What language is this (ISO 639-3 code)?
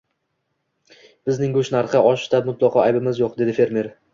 uzb